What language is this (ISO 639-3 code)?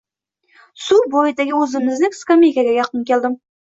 uzb